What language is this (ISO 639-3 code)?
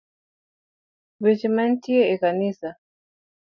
luo